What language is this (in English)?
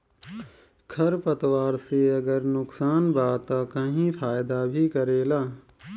Bhojpuri